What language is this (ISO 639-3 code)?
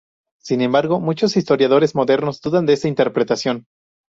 spa